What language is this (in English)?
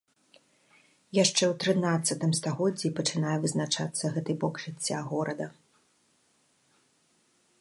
Belarusian